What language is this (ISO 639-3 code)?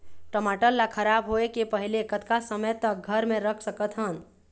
hne